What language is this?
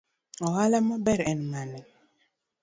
Luo (Kenya and Tanzania)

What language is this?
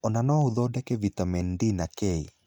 Kikuyu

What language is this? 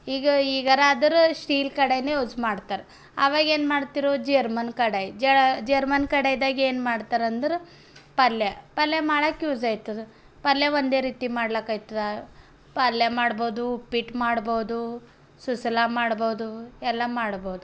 Kannada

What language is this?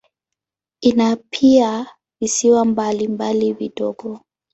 Swahili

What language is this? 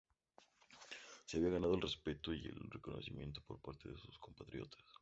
Spanish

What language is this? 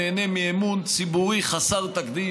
Hebrew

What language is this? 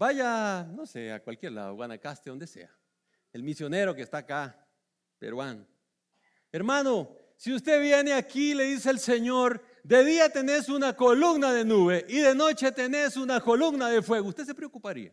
Spanish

